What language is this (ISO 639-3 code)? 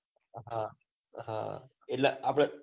guj